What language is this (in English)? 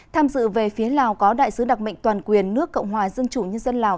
Vietnamese